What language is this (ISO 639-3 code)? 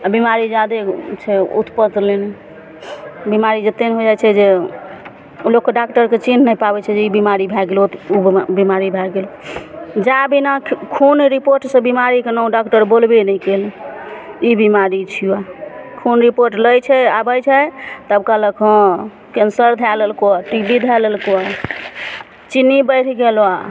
mai